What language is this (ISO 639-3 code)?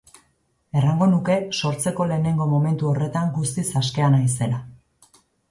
eus